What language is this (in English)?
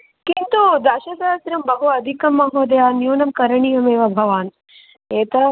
Sanskrit